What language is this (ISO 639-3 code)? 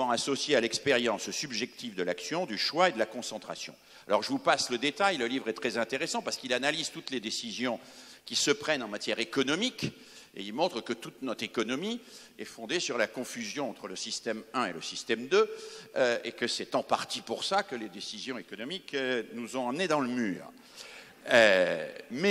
fra